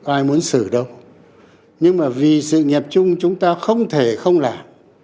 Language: Vietnamese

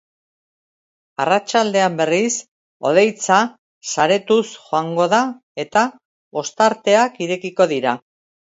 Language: Basque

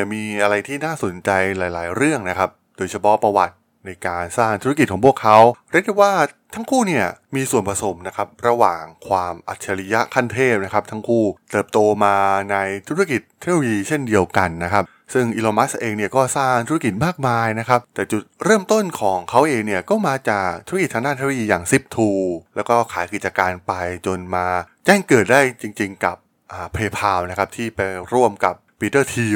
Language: Thai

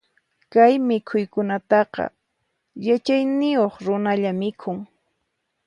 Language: Puno Quechua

